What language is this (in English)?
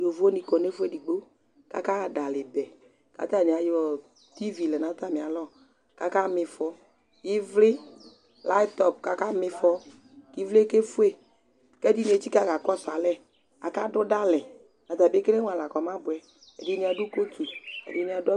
Ikposo